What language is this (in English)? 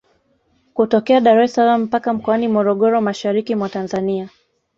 Swahili